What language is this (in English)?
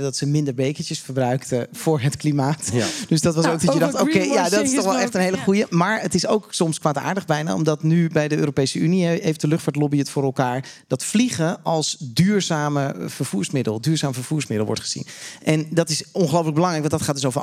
Dutch